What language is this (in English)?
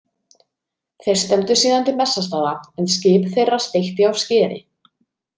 Icelandic